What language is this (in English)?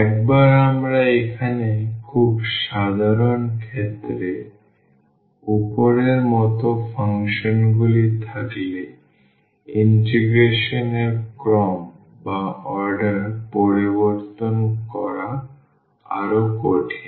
Bangla